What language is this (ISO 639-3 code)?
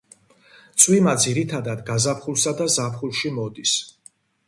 kat